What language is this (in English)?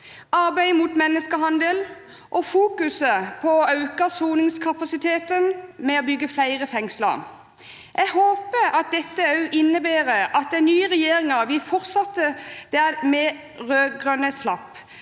Norwegian